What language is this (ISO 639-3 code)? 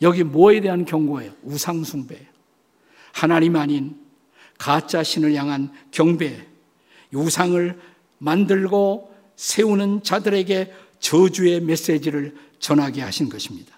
kor